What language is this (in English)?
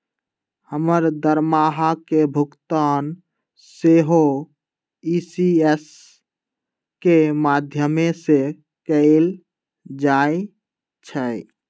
Magahi